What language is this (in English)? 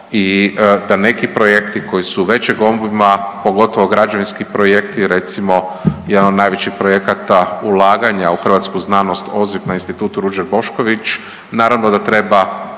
Croatian